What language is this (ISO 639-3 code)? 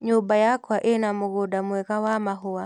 kik